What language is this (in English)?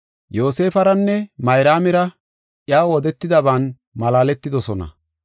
Gofa